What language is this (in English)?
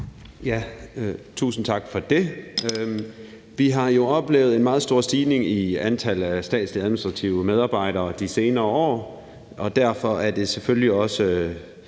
Danish